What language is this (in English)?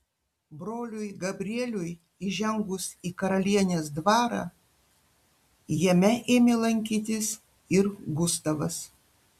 Lithuanian